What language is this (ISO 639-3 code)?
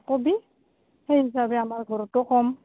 asm